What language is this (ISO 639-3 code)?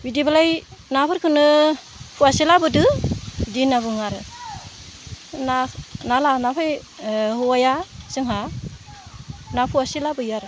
brx